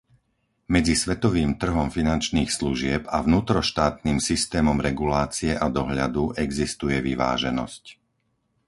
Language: Slovak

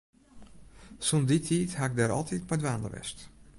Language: Western Frisian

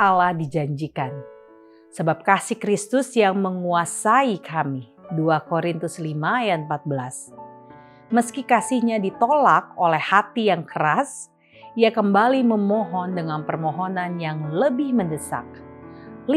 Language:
Indonesian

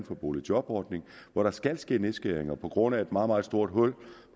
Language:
Danish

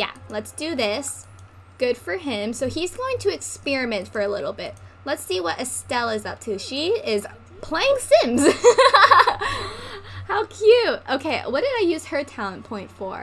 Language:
English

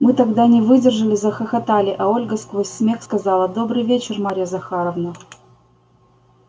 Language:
Russian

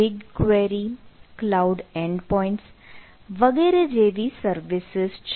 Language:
Gujarati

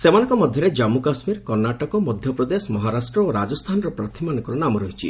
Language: Odia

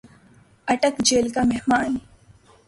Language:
Urdu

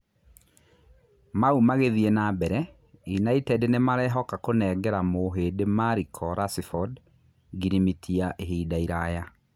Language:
Kikuyu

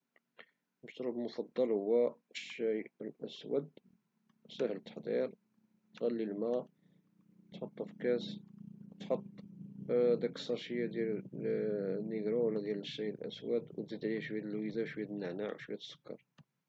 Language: Moroccan Arabic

